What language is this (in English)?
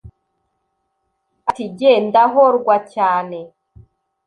Kinyarwanda